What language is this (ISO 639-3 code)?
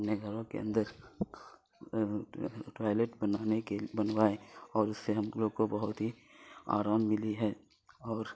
urd